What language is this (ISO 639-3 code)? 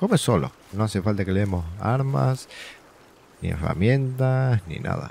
spa